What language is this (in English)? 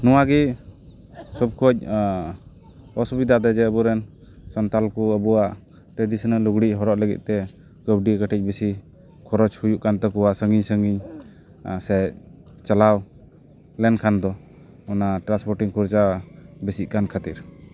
Santali